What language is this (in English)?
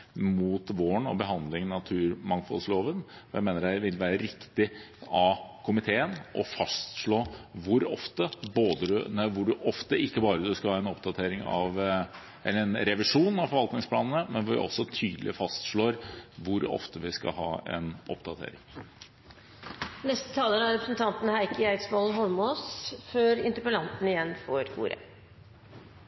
Norwegian Bokmål